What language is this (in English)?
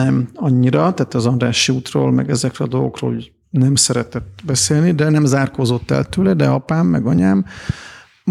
Hungarian